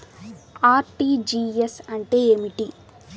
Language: Telugu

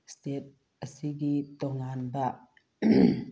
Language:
Manipuri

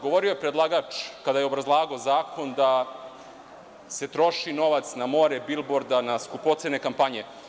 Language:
Serbian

